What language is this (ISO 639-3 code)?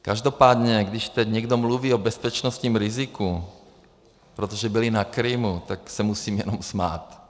ces